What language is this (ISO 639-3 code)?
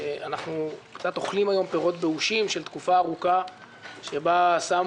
heb